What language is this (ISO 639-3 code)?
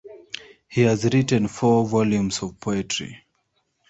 eng